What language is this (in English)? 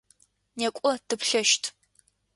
Adyghe